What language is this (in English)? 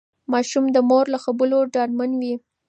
Pashto